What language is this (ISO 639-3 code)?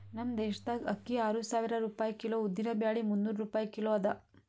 kan